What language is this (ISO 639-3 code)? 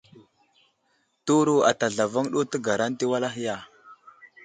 udl